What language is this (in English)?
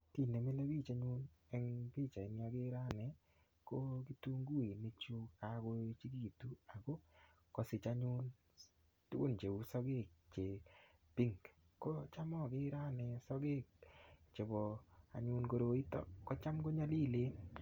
Kalenjin